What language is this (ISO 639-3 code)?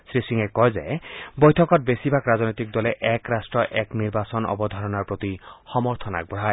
asm